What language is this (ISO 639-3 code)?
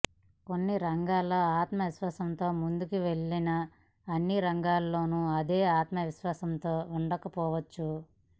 tel